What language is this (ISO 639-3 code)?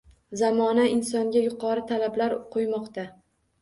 uzb